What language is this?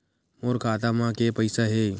Chhattisgarhi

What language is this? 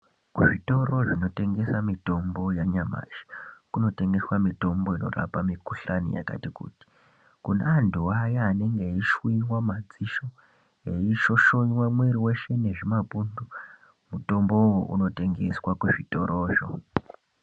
Ndau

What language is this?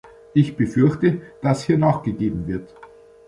German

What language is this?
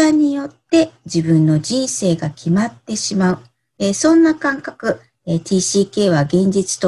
Japanese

